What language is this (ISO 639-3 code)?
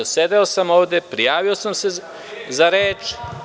srp